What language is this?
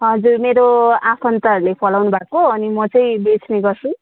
Nepali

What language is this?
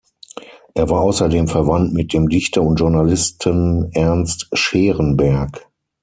German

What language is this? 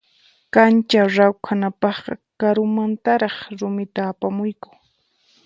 Puno Quechua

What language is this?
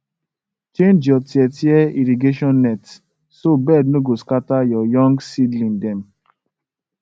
Nigerian Pidgin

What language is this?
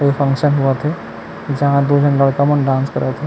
Chhattisgarhi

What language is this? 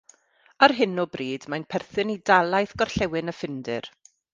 Welsh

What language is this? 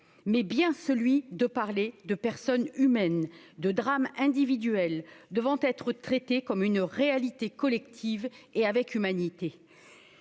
French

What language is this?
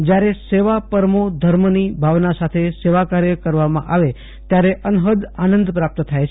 Gujarati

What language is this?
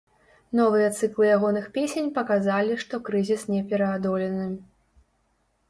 Belarusian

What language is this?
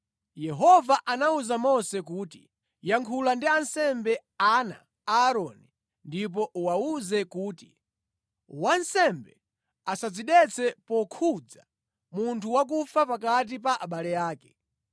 Nyanja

